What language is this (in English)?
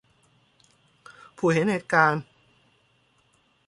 Thai